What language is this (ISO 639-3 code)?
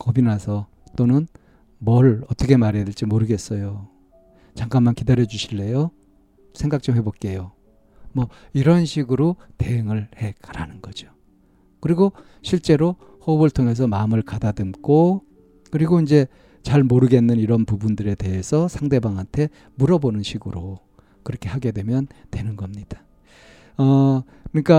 kor